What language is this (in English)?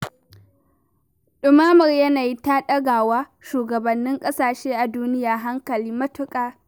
Hausa